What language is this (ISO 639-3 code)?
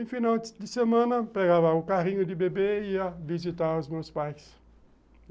por